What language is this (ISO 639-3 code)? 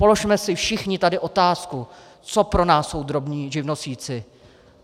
ces